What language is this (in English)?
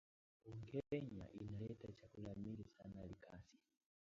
Swahili